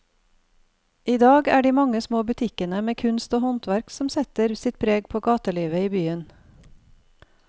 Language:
Norwegian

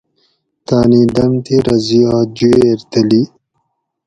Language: Gawri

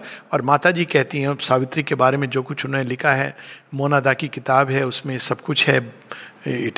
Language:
Hindi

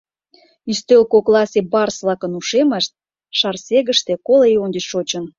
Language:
Mari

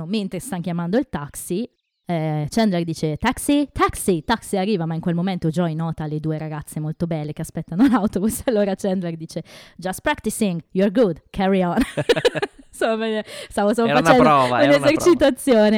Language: Italian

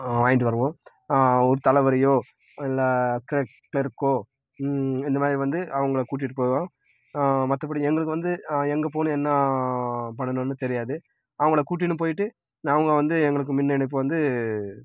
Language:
Tamil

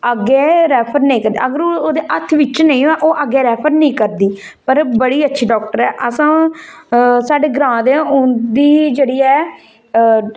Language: Dogri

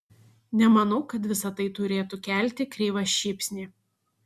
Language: Lithuanian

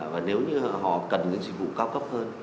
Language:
Vietnamese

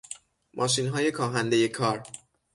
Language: Persian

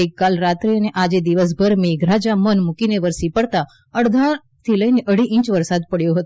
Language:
Gujarati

